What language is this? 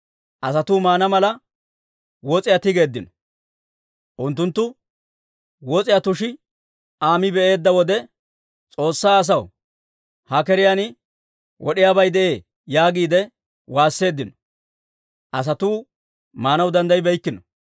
Dawro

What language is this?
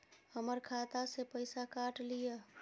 Maithili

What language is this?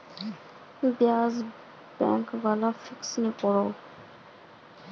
Magahi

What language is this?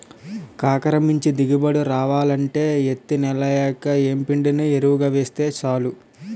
Telugu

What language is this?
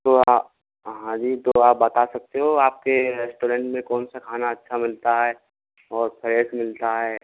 Hindi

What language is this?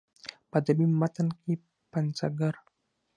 Pashto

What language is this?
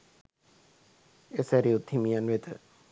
Sinhala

